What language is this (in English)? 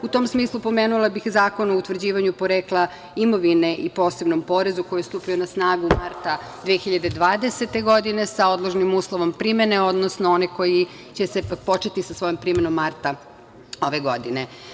Serbian